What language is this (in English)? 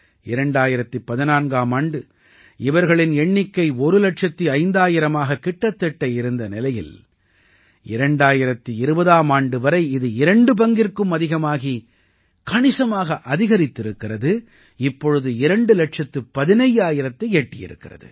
Tamil